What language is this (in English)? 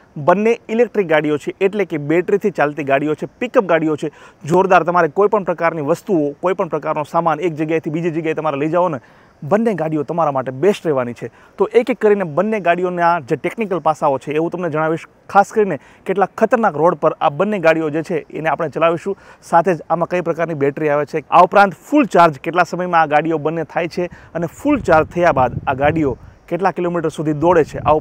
Gujarati